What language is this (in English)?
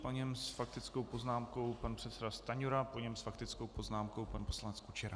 Czech